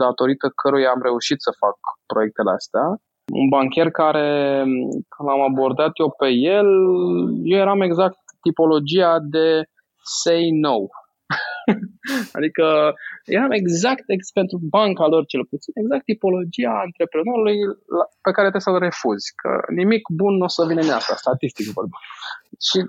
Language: Romanian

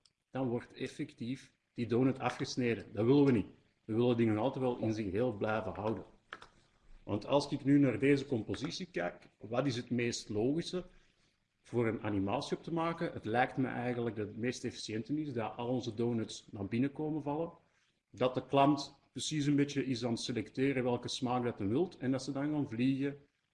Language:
Dutch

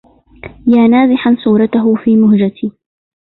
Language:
Arabic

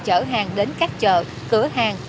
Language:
Vietnamese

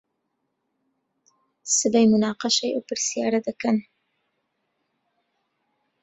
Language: Central Kurdish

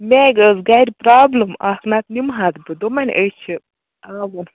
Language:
Kashmiri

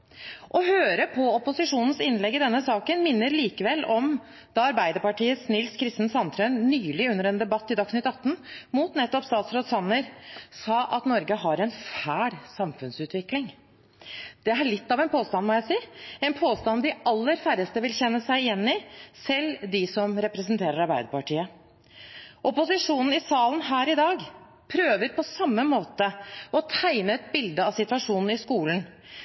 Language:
Norwegian Bokmål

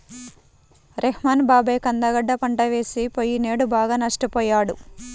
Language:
Telugu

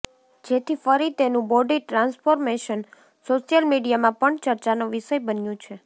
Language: Gujarati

